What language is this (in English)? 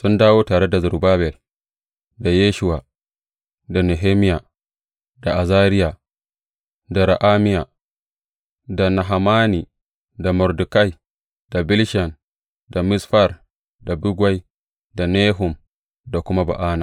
Hausa